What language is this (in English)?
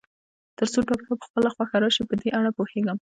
Pashto